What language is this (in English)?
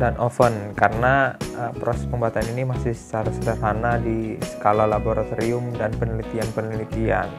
Indonesian